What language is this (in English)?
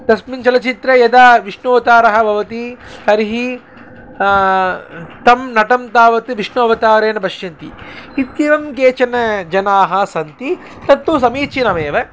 Sanskrit